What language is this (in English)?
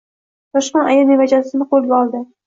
Uzbek